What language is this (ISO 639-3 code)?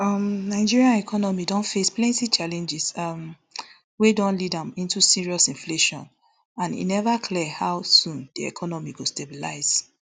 pcm